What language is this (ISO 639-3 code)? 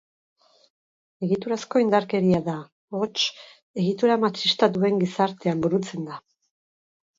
eus